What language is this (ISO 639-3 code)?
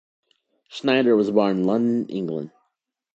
eng